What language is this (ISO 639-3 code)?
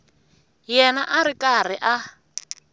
tso